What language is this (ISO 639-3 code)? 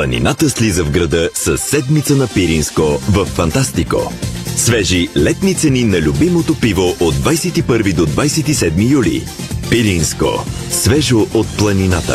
bul